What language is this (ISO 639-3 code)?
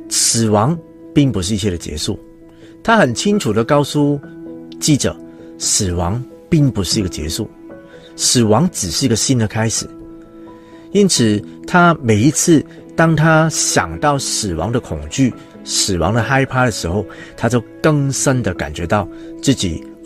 zho